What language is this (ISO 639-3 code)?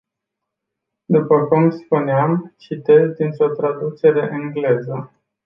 ron